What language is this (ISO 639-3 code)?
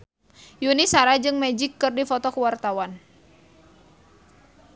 sun